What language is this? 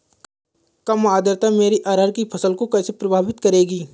Hindi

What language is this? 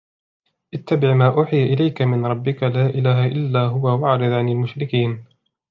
Arabic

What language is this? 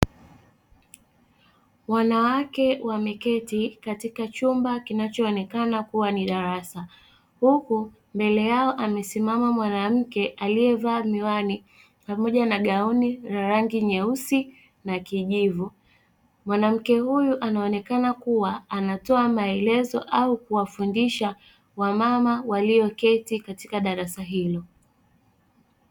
Swahili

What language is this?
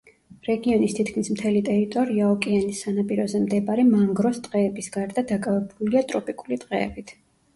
Georgian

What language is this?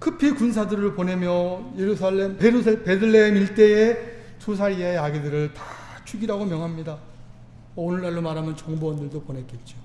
Korean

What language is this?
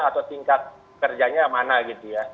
Indonesian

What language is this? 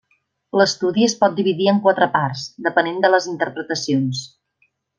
Catalan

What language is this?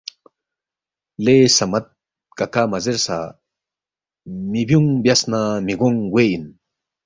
Balti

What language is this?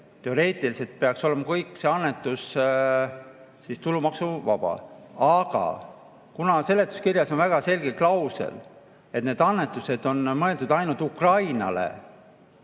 Estonian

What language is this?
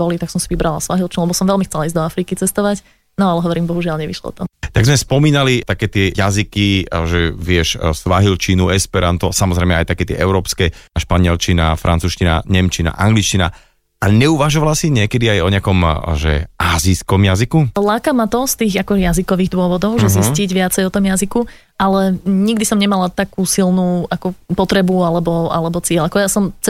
Slovak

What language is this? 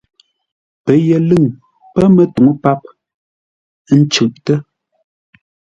Ngombale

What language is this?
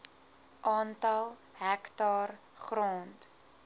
Afrikaans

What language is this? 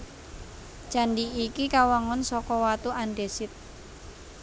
Javanese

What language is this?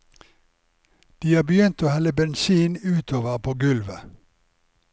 Norwegian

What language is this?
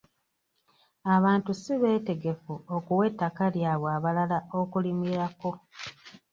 Ganda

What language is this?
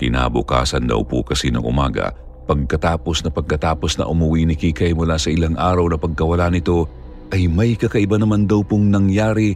Filipino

